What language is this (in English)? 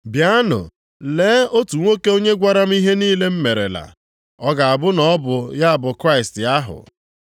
Igbo